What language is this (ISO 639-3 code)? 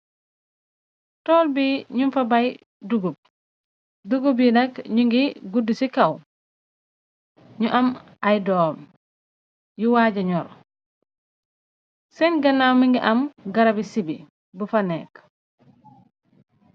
wol